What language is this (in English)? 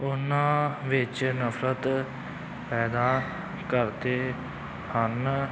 Punjabi